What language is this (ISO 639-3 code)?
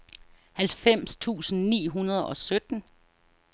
dan